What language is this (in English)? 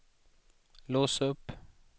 Swedish